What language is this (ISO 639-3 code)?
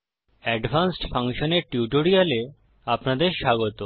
ben